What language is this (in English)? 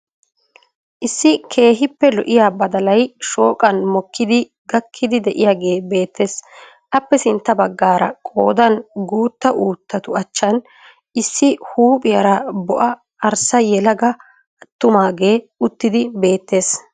Wolaytta